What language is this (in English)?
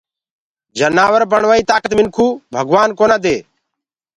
Gurgula